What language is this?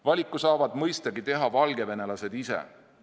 Estonian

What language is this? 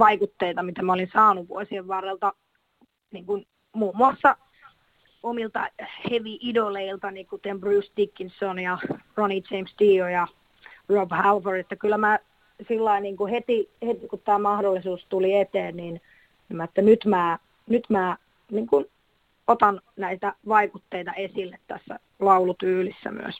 Finnish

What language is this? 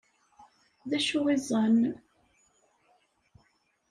Kabyle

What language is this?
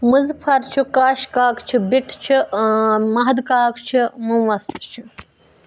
Kashmiri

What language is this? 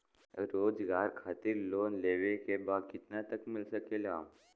Bhojpuri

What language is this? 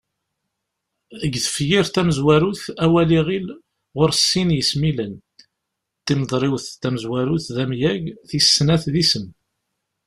Kabyle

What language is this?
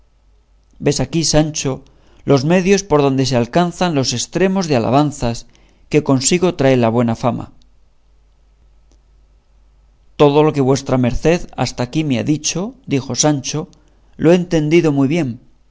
Spanish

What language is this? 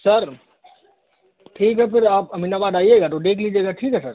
Hindi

